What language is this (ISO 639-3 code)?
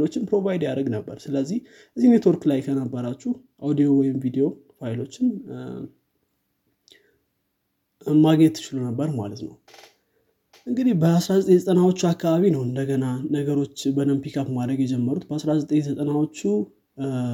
amh